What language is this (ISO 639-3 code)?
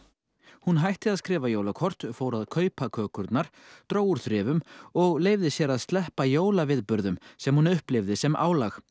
isl